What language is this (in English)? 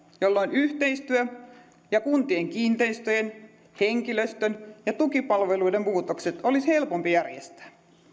Finnish